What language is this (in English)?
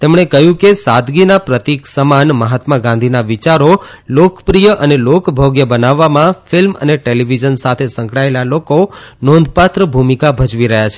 Gujarati